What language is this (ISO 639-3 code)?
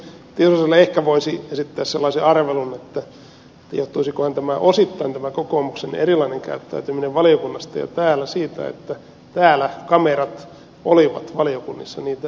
fin